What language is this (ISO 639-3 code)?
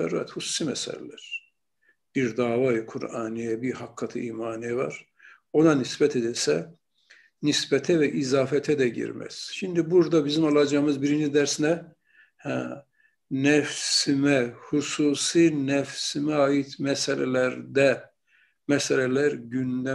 tur